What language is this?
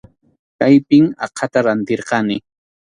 Arequipa-La Unión Quechua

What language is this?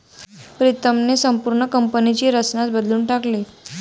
Marathi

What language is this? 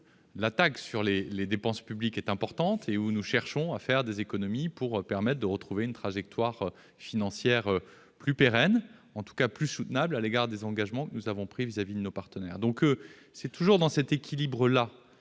French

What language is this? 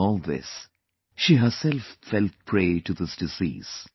English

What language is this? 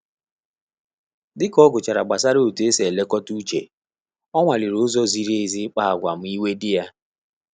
Igbo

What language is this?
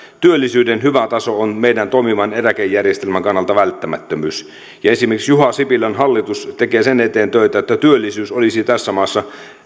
Finnish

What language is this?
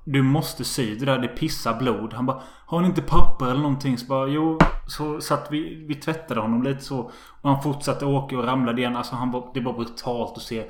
Swedish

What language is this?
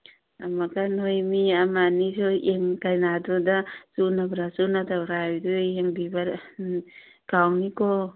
Manipuri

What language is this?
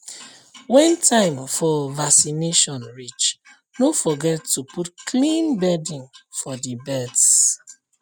Nigerian Pidgin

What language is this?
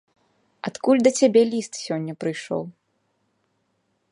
Belarusian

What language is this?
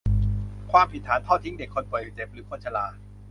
Thai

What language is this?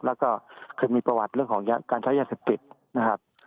Thai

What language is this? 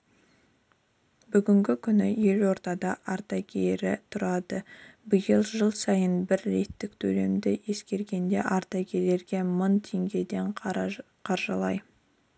Kazakh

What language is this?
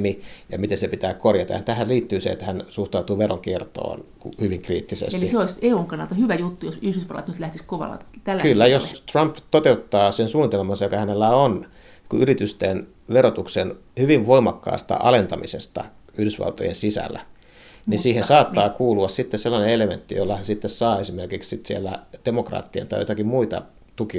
Finnish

